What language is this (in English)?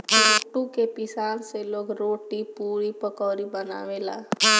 Bhojpuri